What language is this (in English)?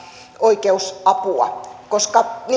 Finnish